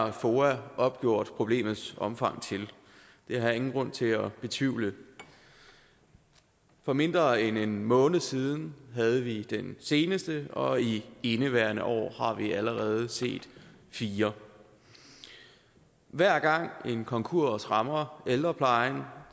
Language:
Danish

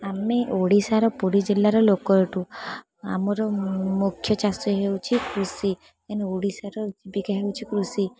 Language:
Odia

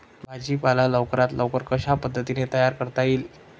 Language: Marathi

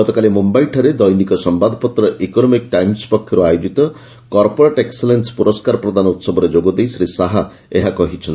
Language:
Odia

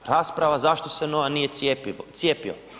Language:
Croatian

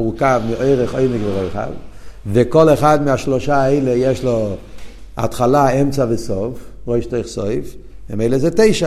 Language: Hebrew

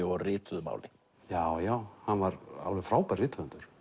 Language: Icelandic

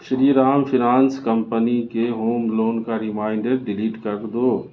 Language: Urdu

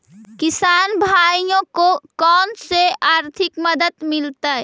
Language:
Magahi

